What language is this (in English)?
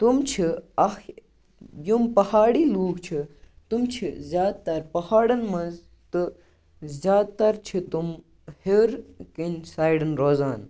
Kashmiri